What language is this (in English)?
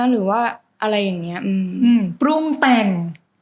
Thai